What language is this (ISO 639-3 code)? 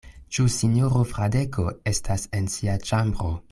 epo